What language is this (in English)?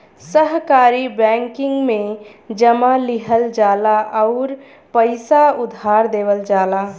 Bhojpuri